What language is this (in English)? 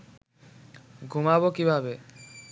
Bangla